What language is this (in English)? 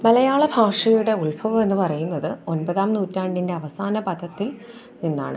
Malayalam